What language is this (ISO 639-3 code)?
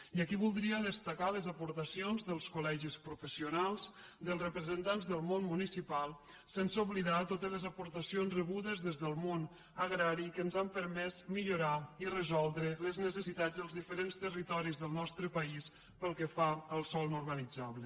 cat